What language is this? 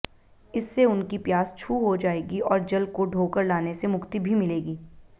Hindi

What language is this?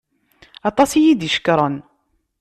Kabyle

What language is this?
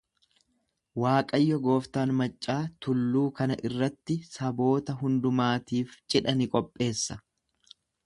Oromo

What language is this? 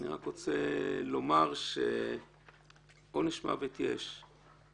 Hebrew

